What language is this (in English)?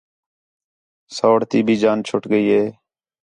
Khetrani